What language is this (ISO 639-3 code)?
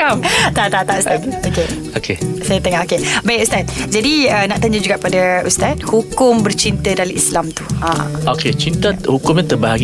msa